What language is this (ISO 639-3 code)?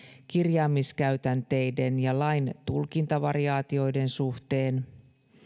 fin